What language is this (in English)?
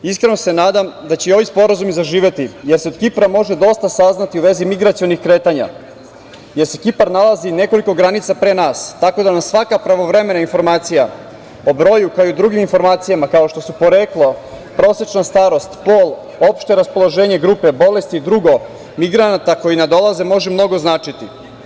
Serbian